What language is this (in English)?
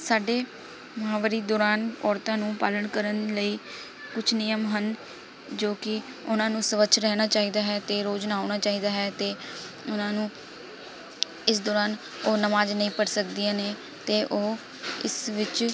Punjabi